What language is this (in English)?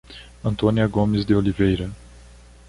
Portuguese